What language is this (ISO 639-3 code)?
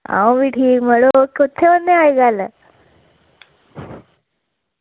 doi